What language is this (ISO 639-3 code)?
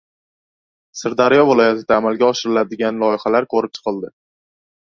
uzb